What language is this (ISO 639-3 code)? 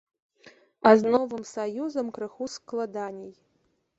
bel